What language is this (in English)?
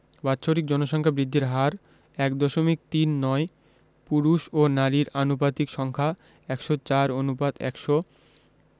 Bangla